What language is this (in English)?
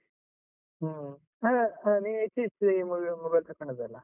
Kannada